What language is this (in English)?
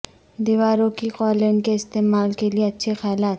Urdu